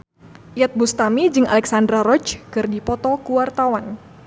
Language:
Sundanese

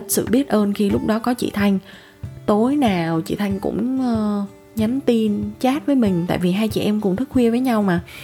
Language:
Vietnamese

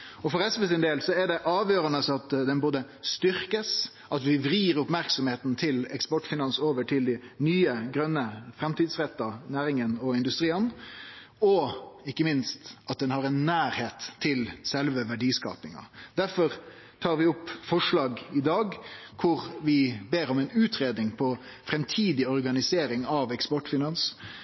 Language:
Norwegian Nynorsk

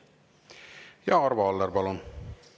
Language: Estonian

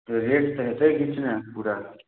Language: Maithili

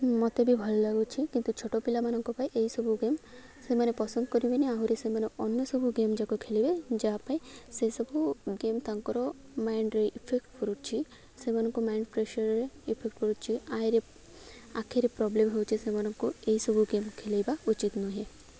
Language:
Odia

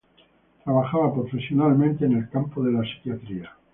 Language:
Spanish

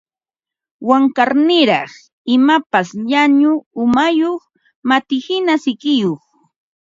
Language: Ambo-Pasco Quechua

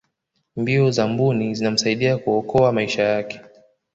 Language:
Swahili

